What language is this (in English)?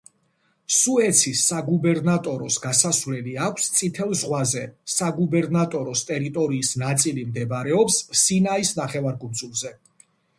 Georgian